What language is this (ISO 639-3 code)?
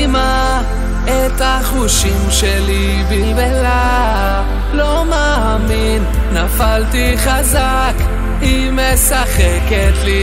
heb